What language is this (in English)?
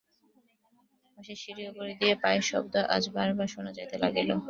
Bangla